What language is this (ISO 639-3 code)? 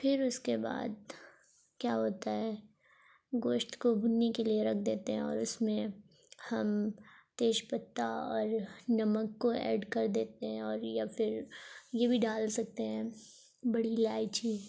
urd